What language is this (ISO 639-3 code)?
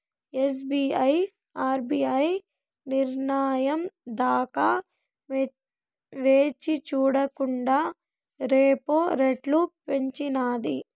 tel